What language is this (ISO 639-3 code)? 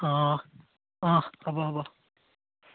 asm